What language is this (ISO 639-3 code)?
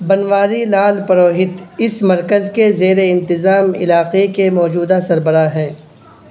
urd